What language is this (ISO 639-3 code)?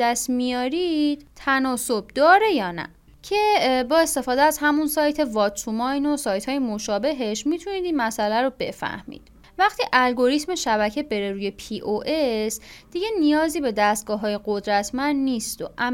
fas